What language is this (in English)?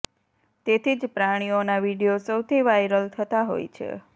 Gujarati